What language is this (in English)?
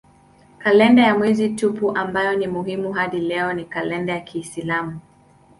Swahili